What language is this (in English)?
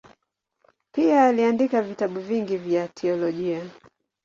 Swahili